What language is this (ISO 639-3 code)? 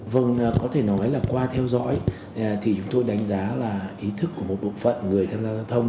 vie